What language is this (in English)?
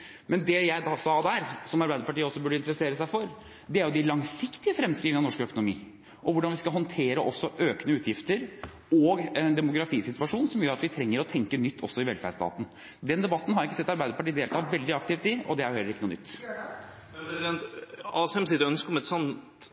Norwegian